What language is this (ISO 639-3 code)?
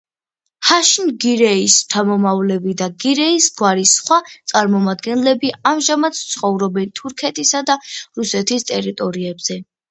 kat